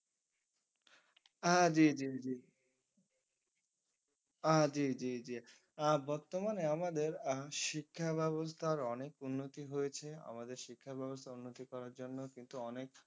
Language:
Bangla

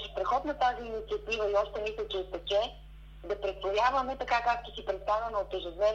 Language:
Bulgarian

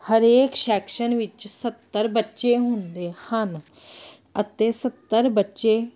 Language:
Punjabi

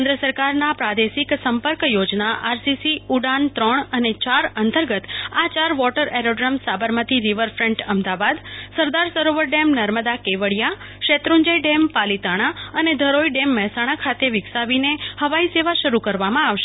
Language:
Gujarati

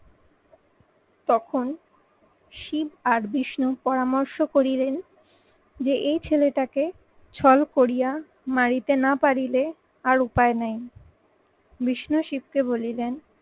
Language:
Bangla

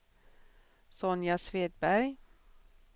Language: Swedish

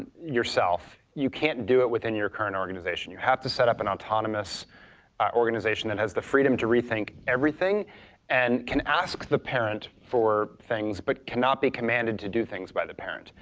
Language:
English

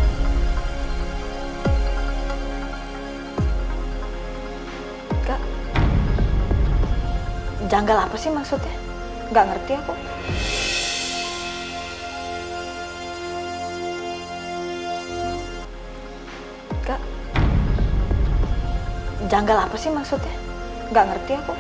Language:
Indonesian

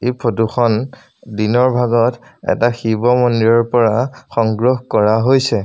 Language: Assamese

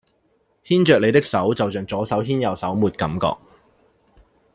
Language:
Cantonese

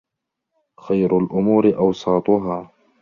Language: Arabic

